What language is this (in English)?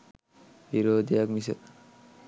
Sinhala